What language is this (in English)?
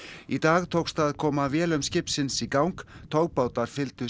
Icelandic